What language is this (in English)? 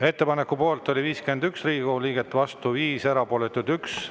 Estonian